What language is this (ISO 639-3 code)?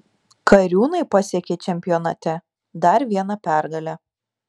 lit